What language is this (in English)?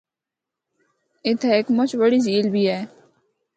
Northern Hindko